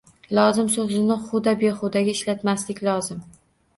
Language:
Uzbek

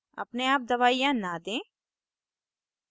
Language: Hindi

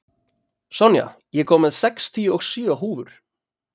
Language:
Icelandic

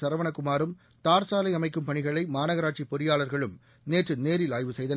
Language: Tamil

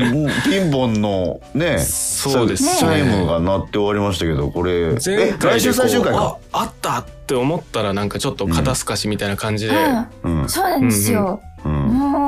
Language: Japanese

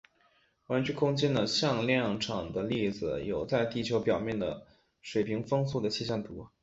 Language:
Chinese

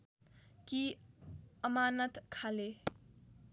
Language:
Nepali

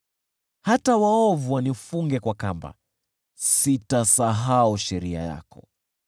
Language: Swahili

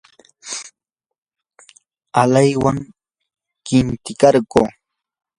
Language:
Yanahuanca Pasco Quechua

